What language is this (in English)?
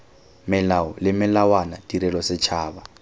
Tswana